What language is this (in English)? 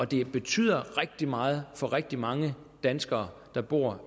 Danish